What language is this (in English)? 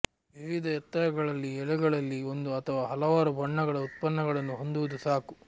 Kannada